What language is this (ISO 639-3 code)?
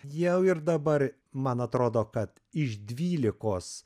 lit